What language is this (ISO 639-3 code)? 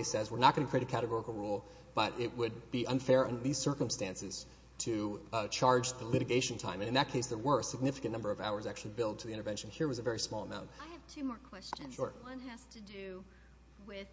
eng